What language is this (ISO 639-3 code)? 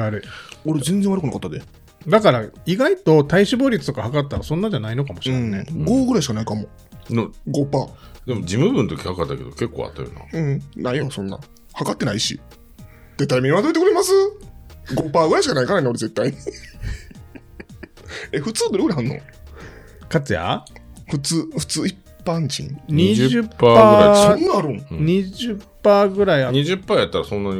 jpn